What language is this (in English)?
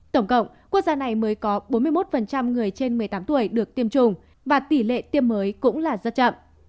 Vietnamese